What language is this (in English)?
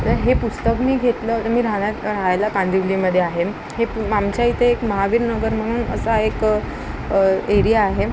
Marathi